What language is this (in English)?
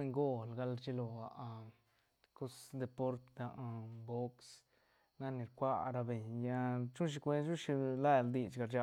Santa Catarina Albarradas Zapotec